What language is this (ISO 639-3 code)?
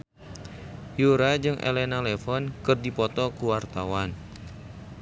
sun